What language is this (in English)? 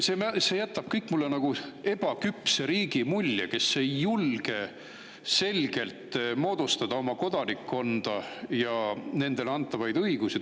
Estonian